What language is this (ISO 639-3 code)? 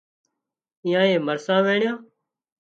kxp